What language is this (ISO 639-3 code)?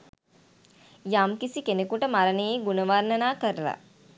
sin